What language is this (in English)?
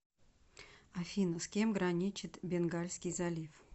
Russian